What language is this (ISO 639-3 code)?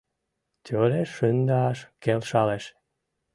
chm